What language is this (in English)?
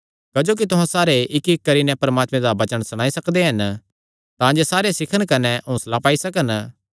Kangri